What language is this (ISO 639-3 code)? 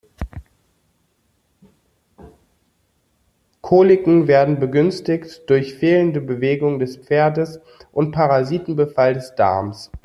deu